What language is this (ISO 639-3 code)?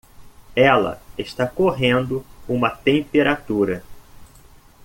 por